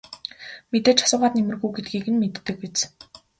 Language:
Mongolian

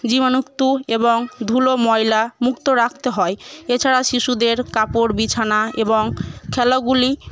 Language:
Bangla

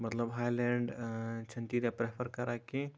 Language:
Kashmiri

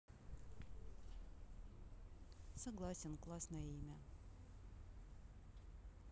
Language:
Russian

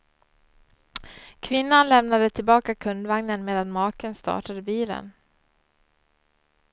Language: Swedish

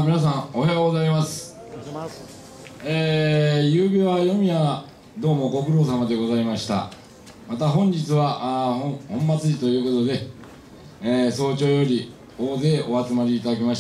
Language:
Japanese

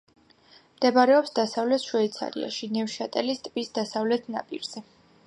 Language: Georgian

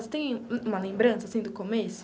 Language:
Portuguese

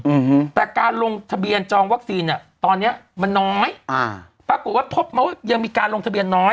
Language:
Thai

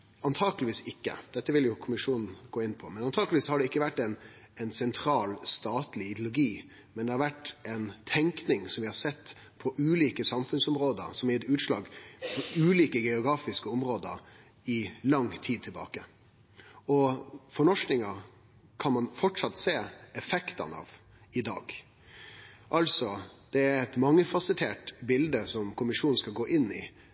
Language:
Norwegian Nynorsk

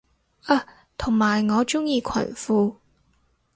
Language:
Cantonese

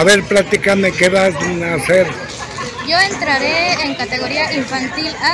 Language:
Spanish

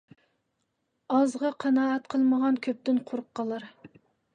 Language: Uyghur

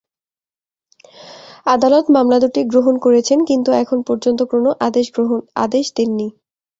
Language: Bangla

